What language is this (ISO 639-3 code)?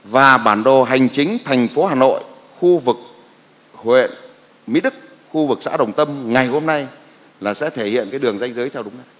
vie